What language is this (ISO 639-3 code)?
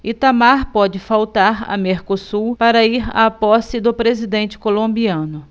por